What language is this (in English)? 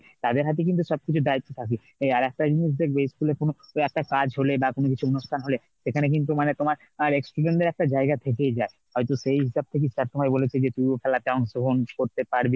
Bangla